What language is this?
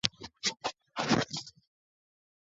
Swahili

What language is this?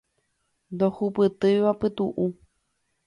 Guarani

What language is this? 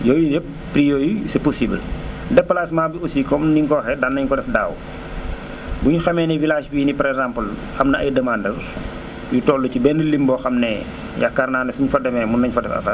Wolof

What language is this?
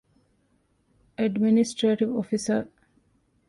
Divehi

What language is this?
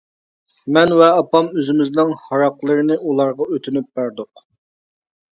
Uyghur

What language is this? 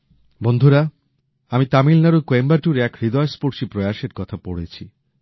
Bangla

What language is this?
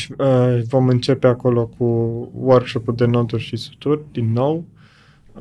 Romanian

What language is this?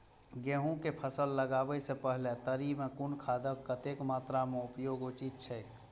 Maithili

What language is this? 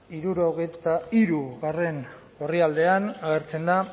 Basque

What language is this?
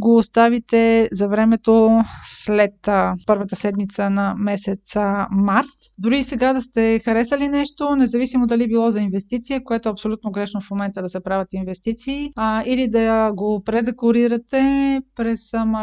Bulgarian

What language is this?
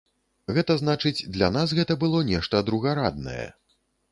Belarusian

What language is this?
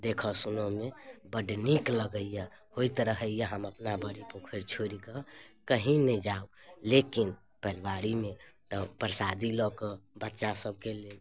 Maithili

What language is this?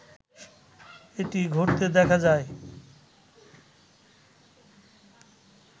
Bangla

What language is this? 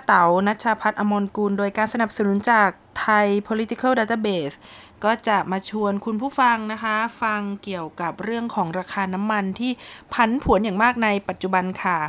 Thai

